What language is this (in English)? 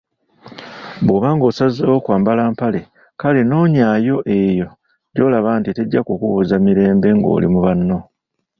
Ganda